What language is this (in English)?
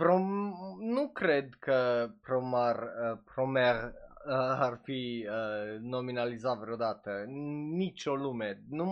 Romanian